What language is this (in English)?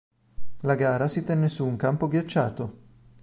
Italian